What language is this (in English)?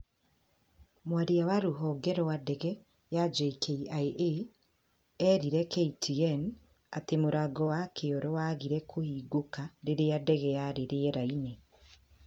Kikuyu